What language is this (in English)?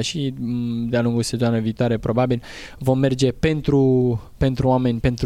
Romanian